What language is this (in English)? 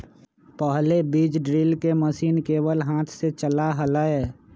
Magahi